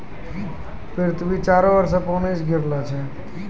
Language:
Maithili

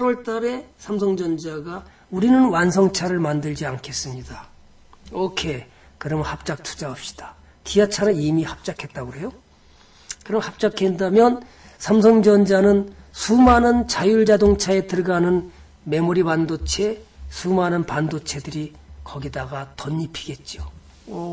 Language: Korean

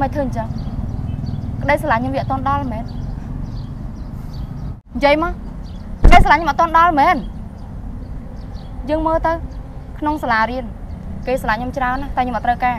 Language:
Vietnamese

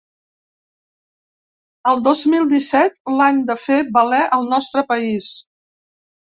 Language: Catalan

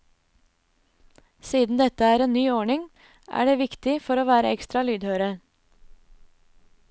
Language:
Norwegian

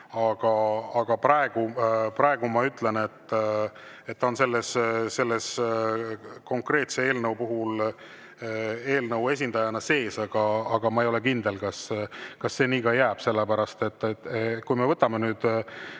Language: Estonian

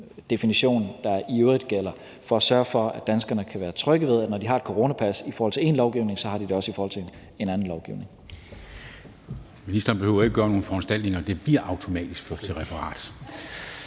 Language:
Danish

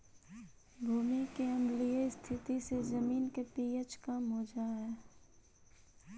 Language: Magahi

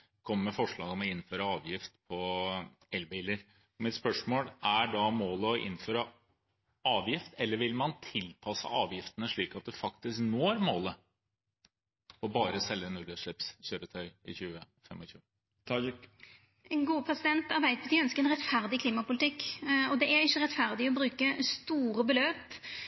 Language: Norwegian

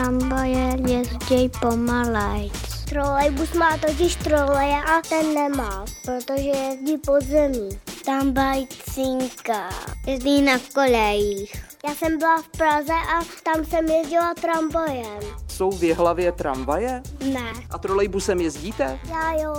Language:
Czech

